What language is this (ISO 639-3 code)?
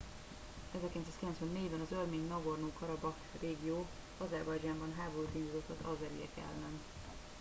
hun